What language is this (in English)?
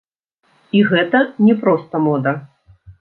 Belarusian